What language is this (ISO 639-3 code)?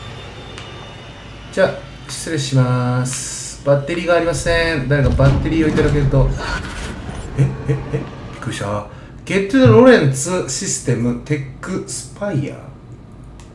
jpn